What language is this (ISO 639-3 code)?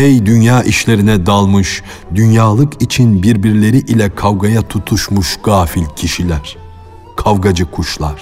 tur